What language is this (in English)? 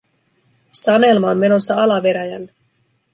Finnish